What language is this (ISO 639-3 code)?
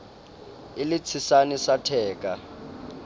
sot